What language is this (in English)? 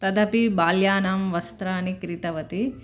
Sanskrit